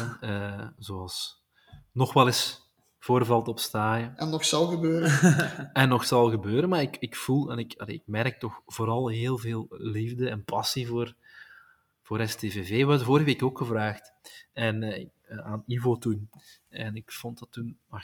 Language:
Dutch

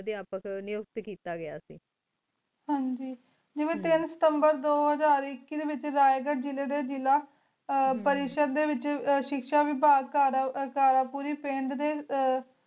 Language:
Punjabi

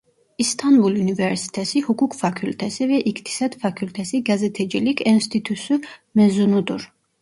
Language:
Turkish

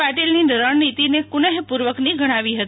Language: Gujarati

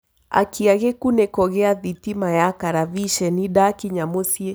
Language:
Kikuyu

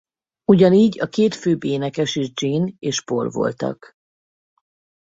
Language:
Hungarian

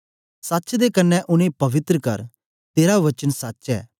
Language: Dogri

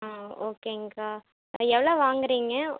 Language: Tamil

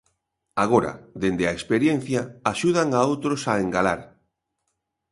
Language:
Galician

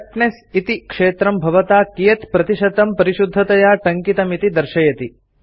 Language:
Sanskrit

